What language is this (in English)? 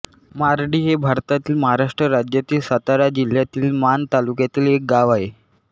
Marathi